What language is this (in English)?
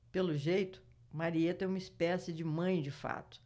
Portuguese